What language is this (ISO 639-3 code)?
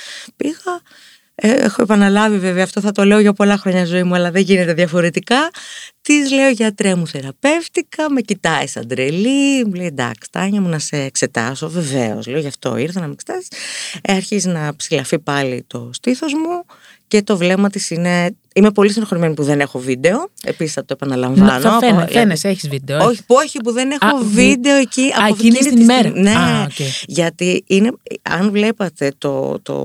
ell